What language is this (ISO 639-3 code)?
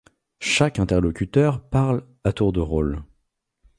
fra